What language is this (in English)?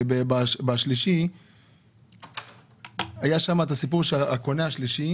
Hebrew